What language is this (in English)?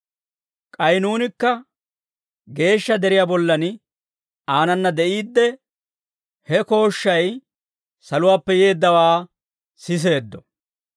Dawro